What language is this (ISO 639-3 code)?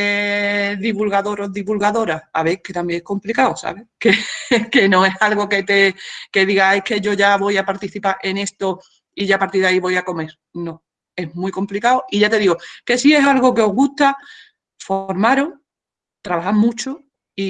spa